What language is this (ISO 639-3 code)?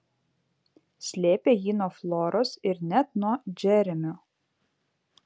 lit